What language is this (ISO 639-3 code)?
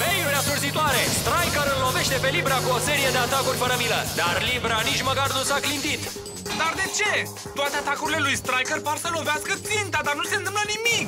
ron